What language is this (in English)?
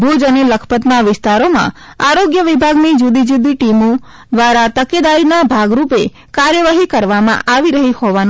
Gujarati